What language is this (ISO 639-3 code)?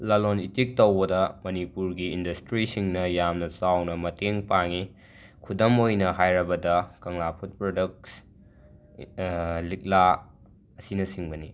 mni